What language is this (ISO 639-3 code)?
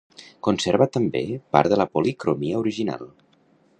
cat